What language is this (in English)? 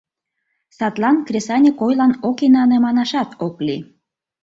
Mari